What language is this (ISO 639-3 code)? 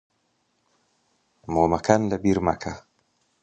ckb